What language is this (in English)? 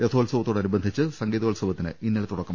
Malayalam